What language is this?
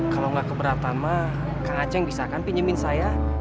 Indonesian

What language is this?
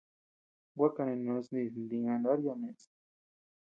Tepeuxila Cuicatec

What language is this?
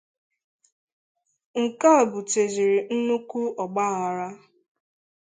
Igbo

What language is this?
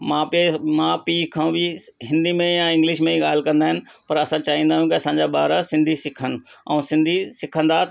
Sindhi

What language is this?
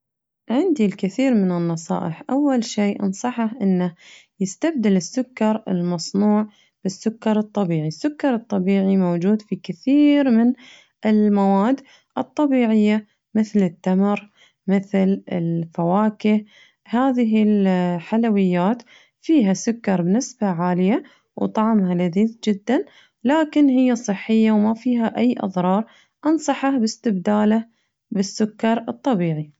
Najdi Arabic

